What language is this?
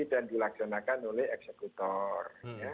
Indonesian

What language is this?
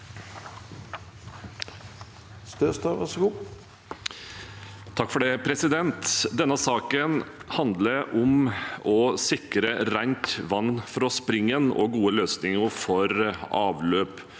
Norwegian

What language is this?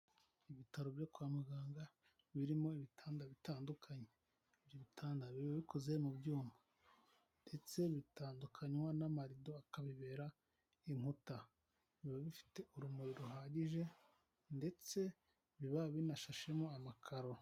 Kinyarwanda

